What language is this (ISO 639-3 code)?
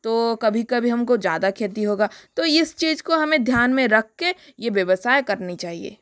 hin